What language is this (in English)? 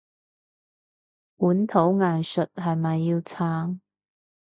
Cantonese